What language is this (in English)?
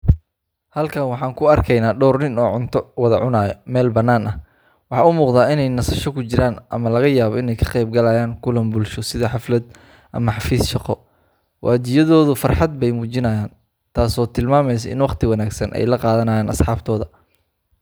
Somali